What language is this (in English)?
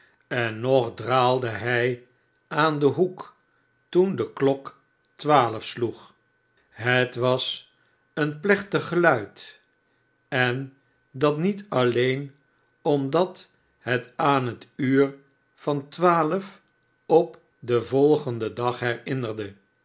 Dutch